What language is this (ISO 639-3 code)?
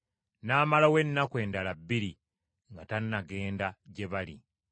lug